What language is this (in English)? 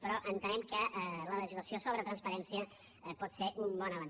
Catalan